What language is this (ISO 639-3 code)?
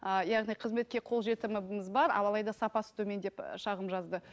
kaz